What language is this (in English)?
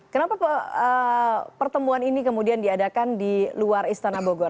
Indonesian